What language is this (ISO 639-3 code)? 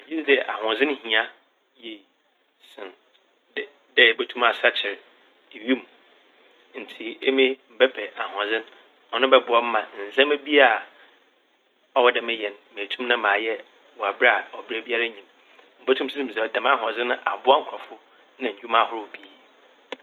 aka